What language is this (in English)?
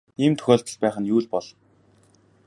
Mongolian